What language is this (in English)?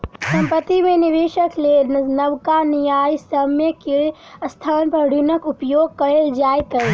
Maithili